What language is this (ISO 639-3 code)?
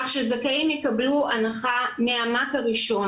heb